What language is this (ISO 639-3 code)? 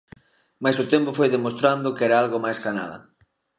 glg